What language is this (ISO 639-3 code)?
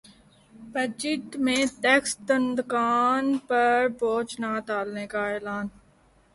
urd